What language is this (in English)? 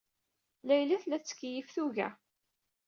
Kabyle